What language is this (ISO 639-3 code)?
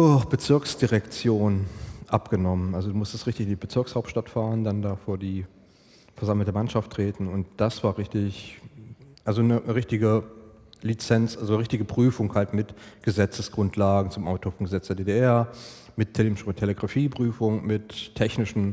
deu